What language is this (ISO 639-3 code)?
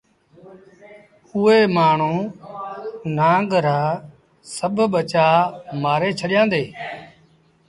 sbn